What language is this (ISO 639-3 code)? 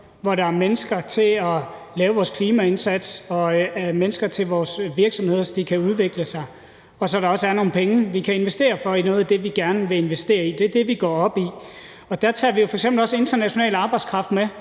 dan